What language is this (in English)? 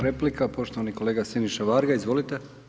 Croatian